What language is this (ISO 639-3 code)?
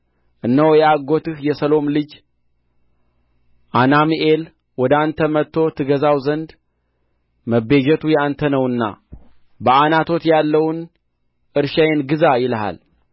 amh